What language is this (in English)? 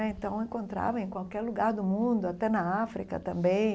Portuguese